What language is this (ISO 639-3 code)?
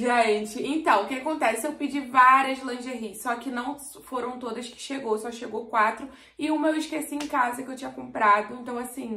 por